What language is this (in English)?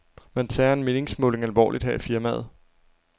Danish